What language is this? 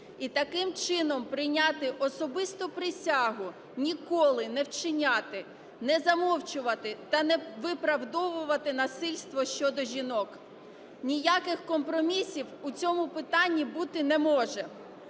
Ukrainian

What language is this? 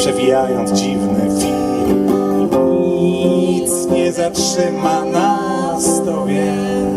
Polish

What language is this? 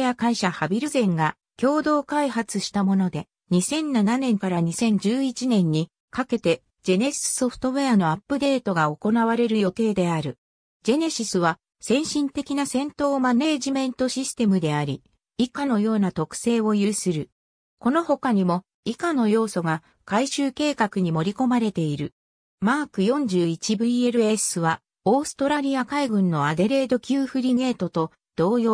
Japanese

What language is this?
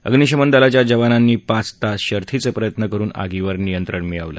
Marathi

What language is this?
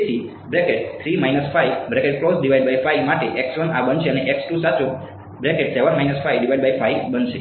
Gujarati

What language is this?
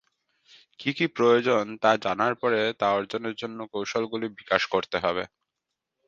Bangla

